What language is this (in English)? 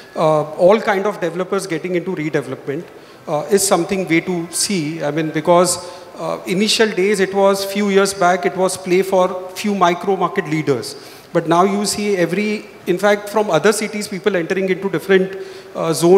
English